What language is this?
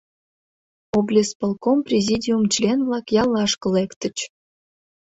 Mari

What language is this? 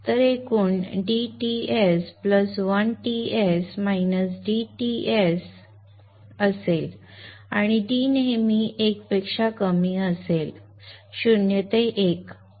Marathi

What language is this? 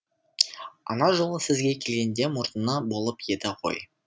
Kazakh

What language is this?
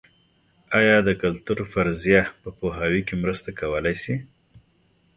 Pashto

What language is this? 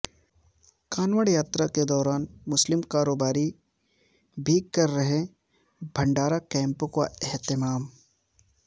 Urdu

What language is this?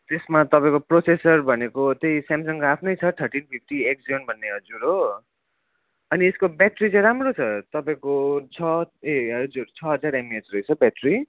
Nepali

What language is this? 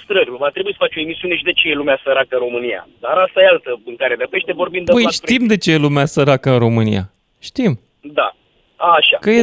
Romanian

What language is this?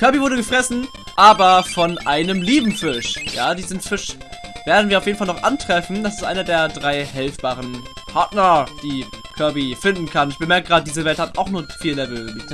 German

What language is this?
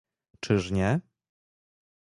Polish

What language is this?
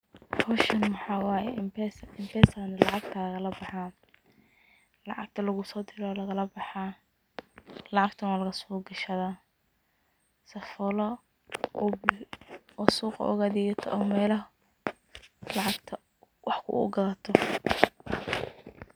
Somali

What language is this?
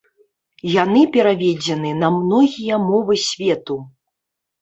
Belarusian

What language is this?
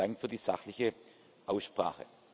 German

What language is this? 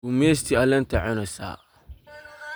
Somali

